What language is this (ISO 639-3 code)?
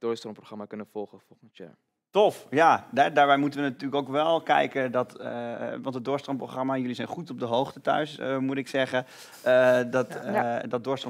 nld